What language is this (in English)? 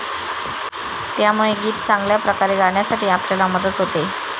Marathi